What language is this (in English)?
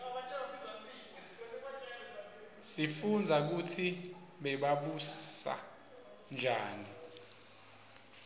Swati